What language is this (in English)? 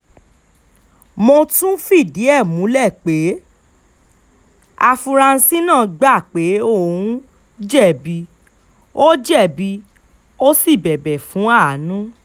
Yoruba